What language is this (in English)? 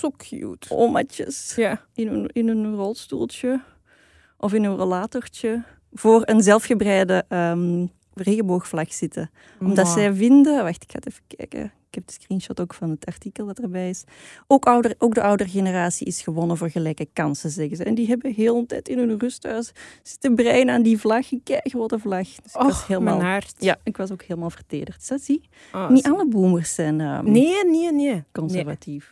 Dutch